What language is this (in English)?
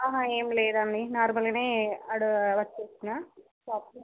Telugu